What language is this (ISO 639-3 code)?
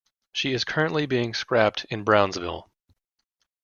eng